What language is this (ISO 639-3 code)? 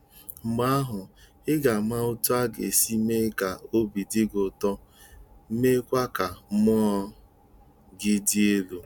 ibo